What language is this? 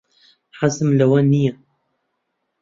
Central Kurdish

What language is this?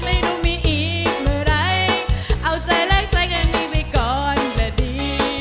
Thai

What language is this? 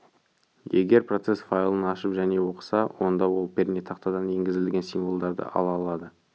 Kazakh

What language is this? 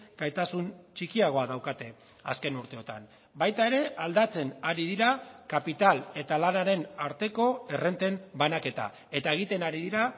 Basque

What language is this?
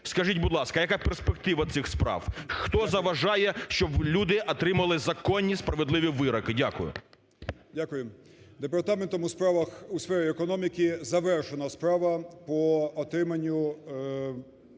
Ukrainian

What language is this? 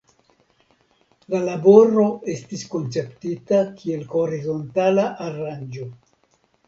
Esperanto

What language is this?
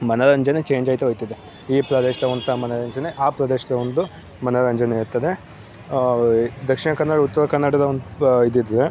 Kannada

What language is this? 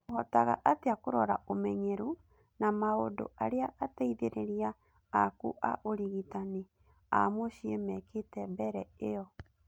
Kikuyu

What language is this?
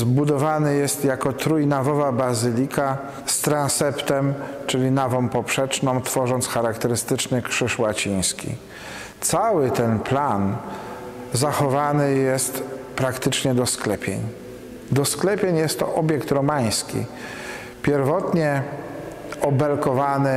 Polish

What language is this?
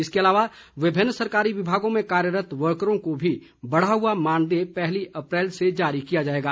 Hindi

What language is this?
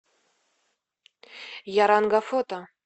Russian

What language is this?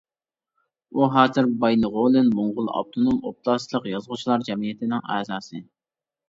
Uyghur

